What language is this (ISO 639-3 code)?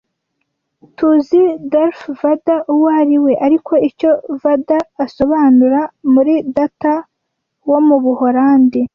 kin